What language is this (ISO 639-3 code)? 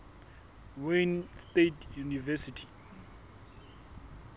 sot